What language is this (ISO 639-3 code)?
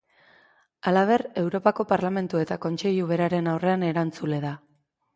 eus